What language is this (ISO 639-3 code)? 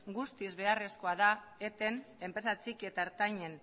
eus